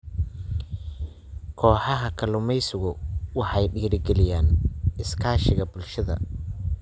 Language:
Somali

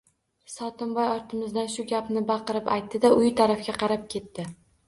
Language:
Uzbek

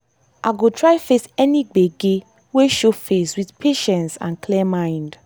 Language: Nigerian Pidgin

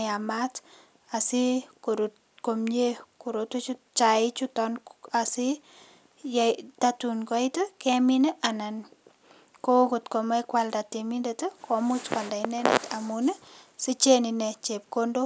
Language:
Kalenjin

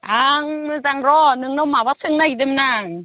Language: Bodo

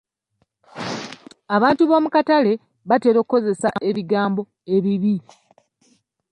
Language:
Ganda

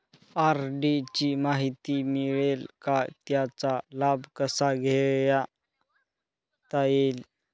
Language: Marathi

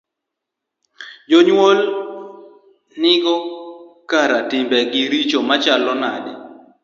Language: Luo (Kenya and Tanzania)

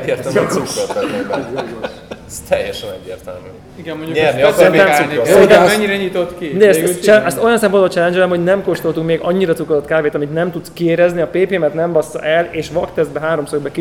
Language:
Hungarian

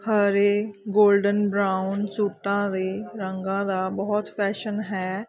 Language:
Punjabi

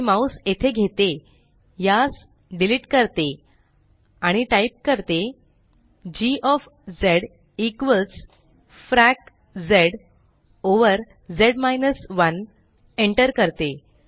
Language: Marathi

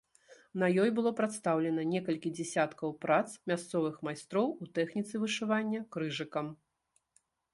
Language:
Belarusian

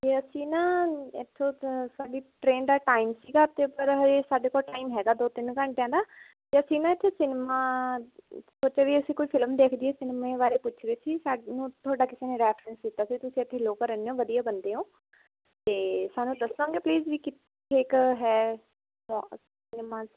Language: Punjabi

